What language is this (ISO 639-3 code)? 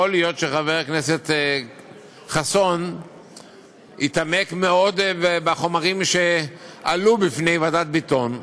heb